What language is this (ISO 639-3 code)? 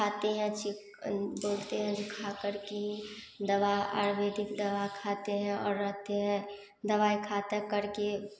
hin